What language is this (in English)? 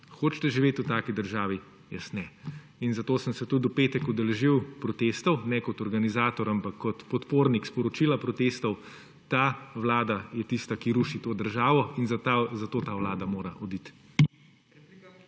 Slovenian